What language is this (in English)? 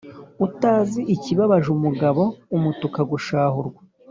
Kinyarwanda